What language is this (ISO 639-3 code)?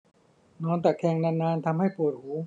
tha